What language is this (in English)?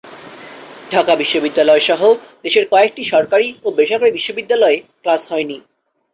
Bangla